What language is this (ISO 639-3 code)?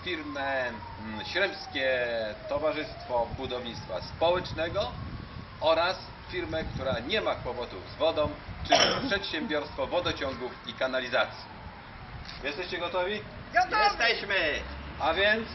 pol